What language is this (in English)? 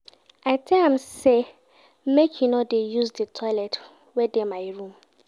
Nigerian Pidgin